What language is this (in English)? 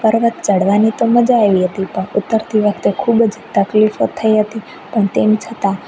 Gujarati